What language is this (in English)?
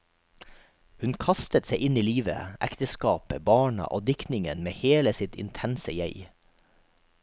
Norwegian